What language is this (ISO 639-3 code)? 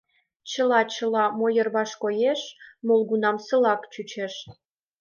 chm